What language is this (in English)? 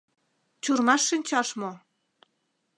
Mari